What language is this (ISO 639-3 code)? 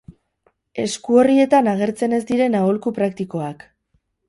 eus